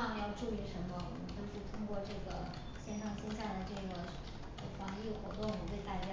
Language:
Chinese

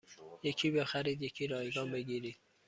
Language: Persian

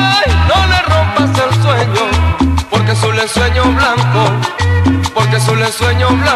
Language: Arabic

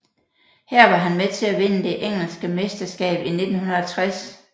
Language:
Danish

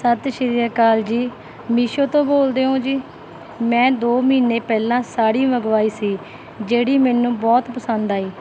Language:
Punjabi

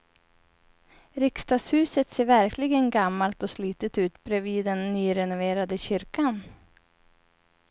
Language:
Swedish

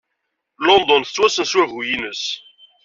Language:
Kabyle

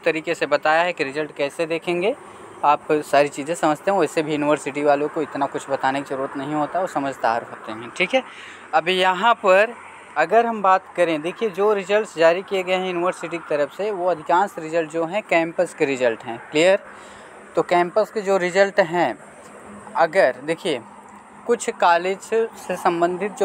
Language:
Hindi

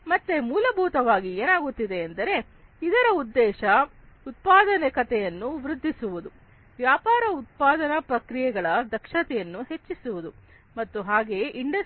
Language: Kannada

